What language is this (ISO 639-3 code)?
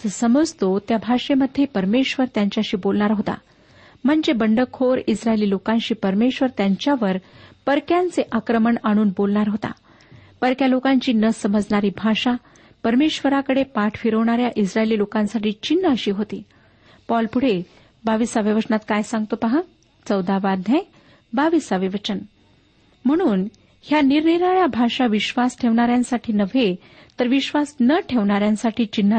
mar